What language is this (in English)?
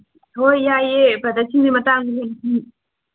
Manipuri